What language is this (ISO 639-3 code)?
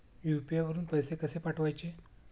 mar